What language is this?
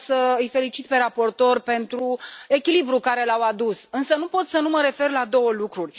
Romanian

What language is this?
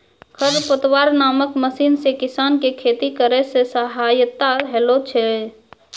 Maithili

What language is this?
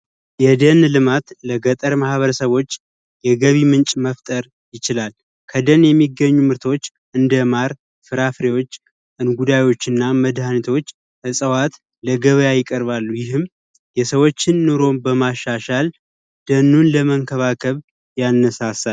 Amharic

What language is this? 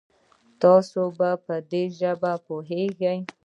Pashto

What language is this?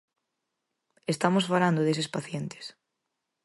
Galician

